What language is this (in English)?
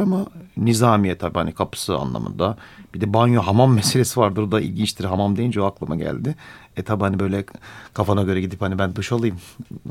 Turkish